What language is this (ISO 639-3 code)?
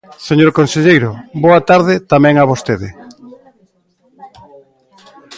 glg